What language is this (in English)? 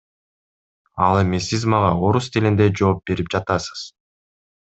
Kyrgyz